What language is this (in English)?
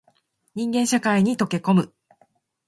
Japanese